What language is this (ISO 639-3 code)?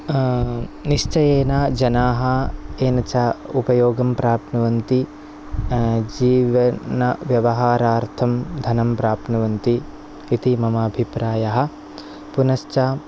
san